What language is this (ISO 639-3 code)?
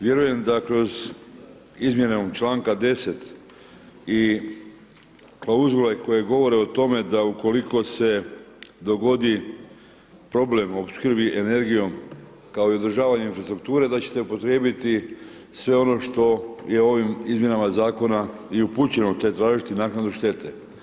hrv